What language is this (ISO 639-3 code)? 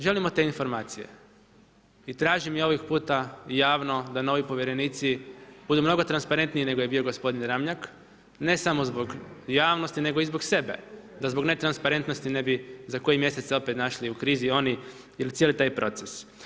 hrv